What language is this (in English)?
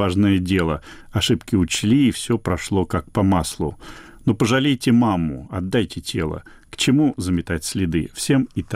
Russian